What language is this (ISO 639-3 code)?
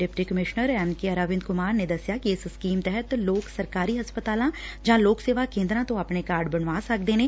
pan